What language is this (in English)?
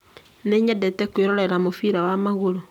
Kikuyu